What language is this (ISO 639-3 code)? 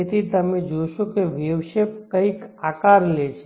guj